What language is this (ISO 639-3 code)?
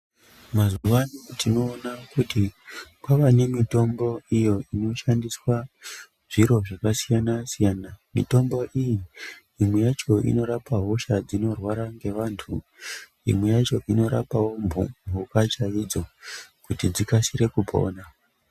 ndc